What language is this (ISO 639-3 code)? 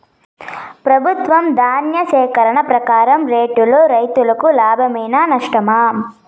tel